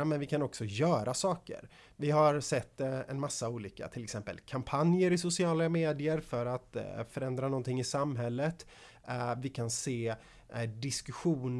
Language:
Swedish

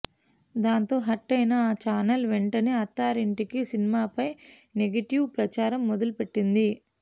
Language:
Telugu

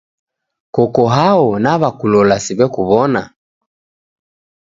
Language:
Taita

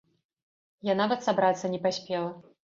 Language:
Belarusian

